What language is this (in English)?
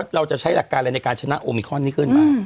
Thai